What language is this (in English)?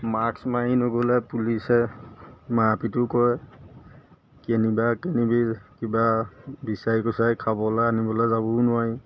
Assamese